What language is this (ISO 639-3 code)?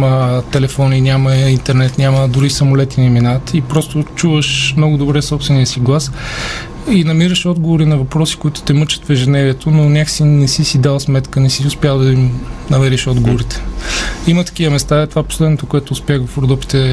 bul